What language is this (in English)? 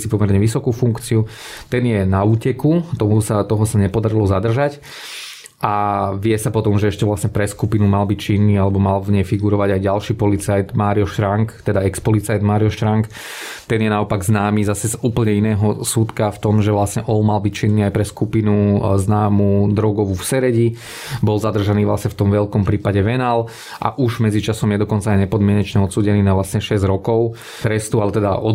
Slovak